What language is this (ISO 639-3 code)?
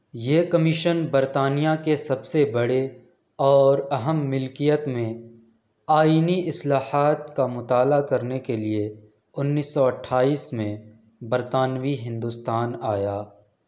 urd